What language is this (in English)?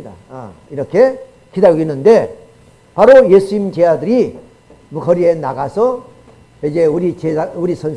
Korean